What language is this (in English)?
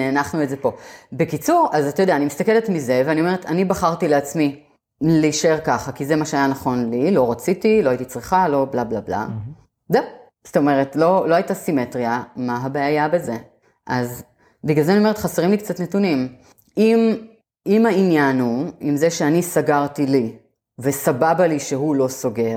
Hebrew